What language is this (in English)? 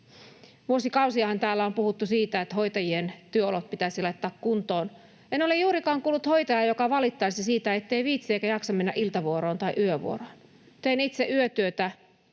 Finnish